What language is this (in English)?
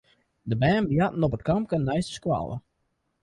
Western Frisian